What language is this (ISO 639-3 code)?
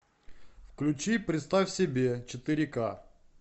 rus